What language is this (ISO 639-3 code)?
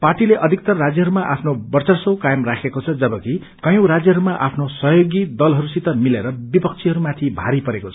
nep